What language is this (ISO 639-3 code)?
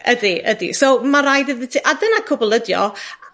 cym